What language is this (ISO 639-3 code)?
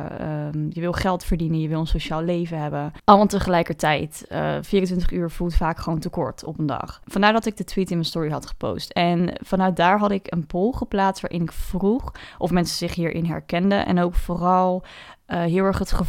nld